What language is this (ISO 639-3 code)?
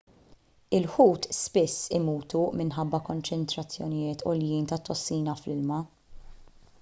mlt